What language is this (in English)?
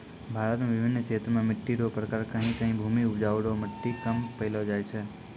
Maithili